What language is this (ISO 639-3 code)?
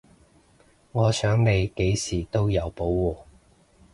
yue